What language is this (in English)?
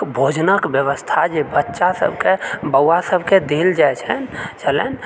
Maithili